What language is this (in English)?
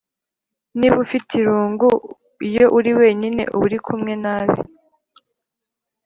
Kinyarwanda